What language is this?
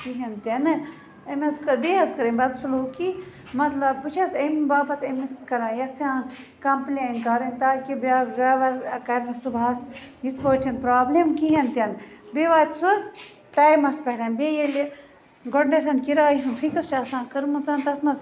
Kashmiri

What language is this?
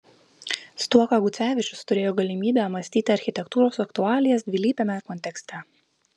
Lithuanian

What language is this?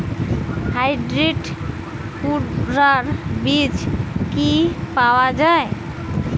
Bangla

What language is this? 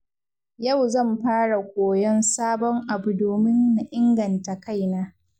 Hausa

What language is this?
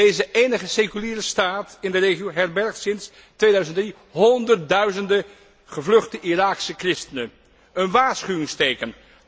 Dutch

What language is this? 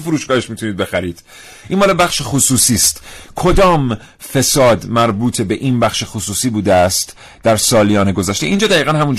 Persian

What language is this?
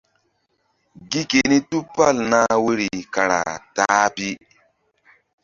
Mbum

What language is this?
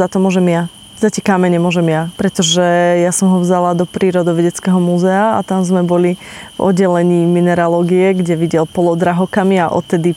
Slovak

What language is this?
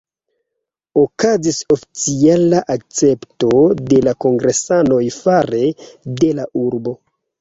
Esperanto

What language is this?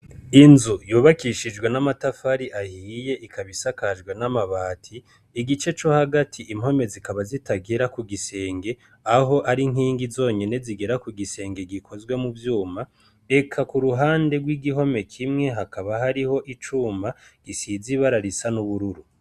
Rundi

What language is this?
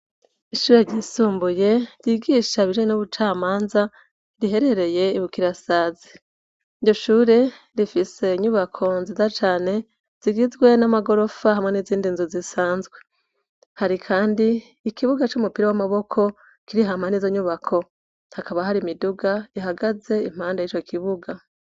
Rundi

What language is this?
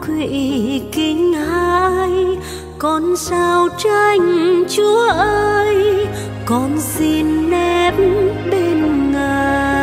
Vietnamese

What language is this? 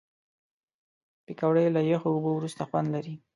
Pashto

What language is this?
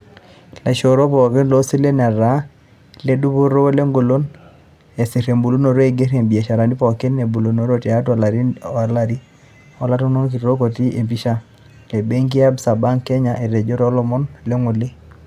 Masai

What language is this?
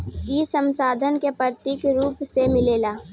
Bhojpuri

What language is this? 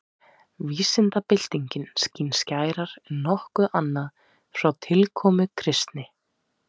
Icelandic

